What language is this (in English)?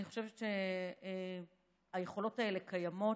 Hebrew